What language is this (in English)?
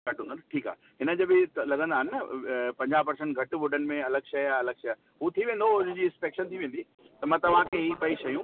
Sindhi